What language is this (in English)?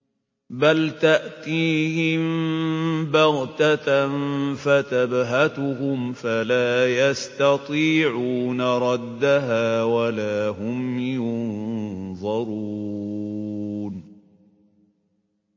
Arabic